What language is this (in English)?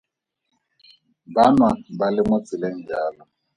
Tswana